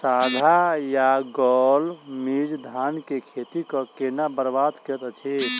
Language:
Maithili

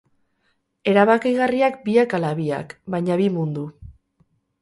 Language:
Basque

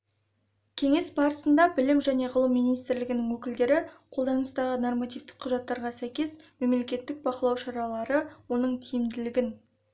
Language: Kazakh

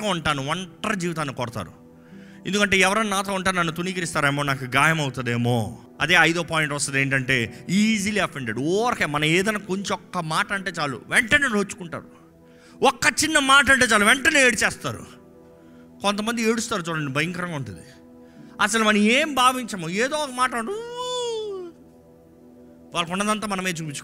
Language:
Telugu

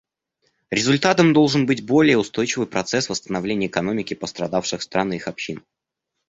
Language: Russian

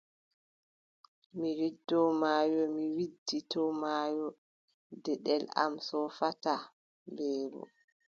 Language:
Adamawa Fulfulde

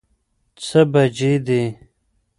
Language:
Pashto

